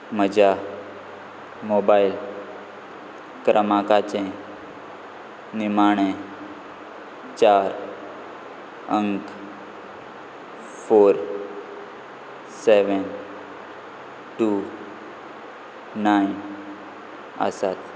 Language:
Konkani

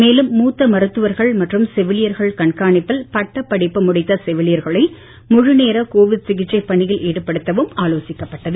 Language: Tamil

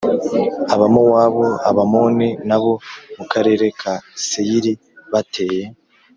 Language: Kinyarwanda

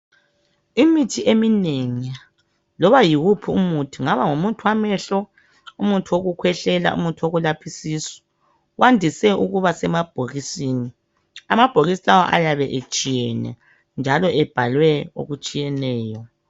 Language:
North Ndebele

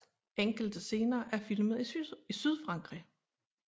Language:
Danish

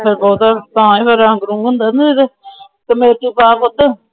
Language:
Punjabi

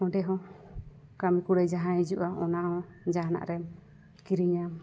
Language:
Santali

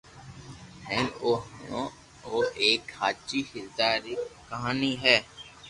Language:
Loarki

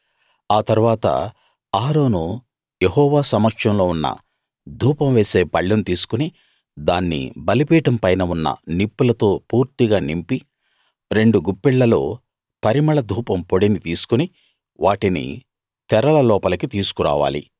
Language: Telugu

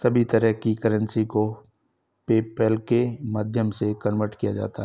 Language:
Hindi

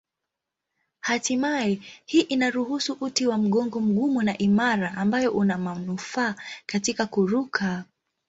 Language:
Swahili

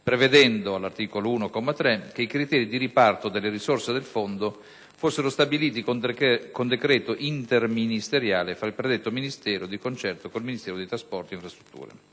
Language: Italian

